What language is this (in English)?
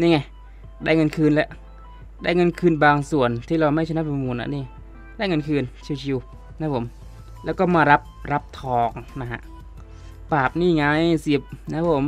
Thai